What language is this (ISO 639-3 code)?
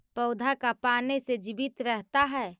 mag